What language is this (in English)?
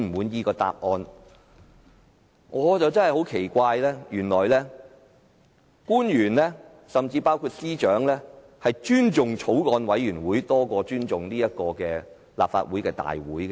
Cantonese